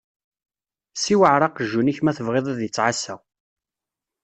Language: Kabyle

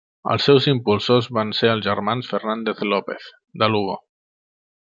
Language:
Catalan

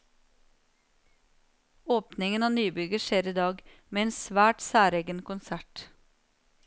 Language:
Norwegian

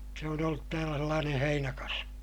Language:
Finnish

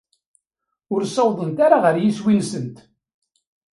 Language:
Kabyle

